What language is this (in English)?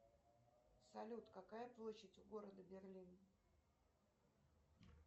Russian